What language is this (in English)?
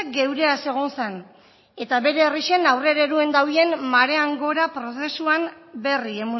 Basque